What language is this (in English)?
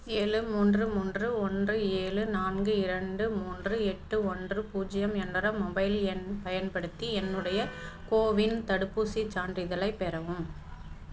Tamil